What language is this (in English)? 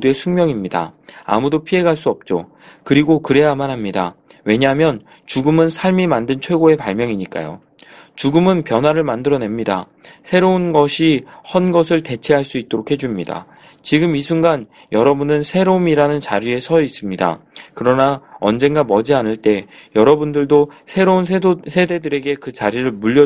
Korean